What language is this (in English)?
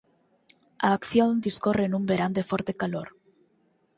Galician